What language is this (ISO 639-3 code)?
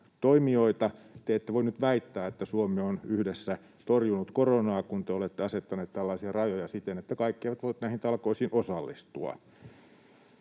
fin